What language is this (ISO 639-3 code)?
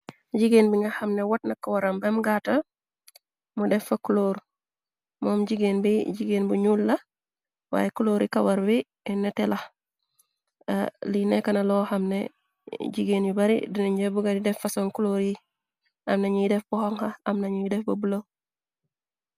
wol